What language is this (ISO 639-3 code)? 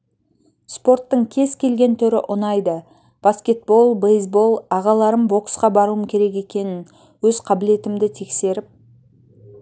kaz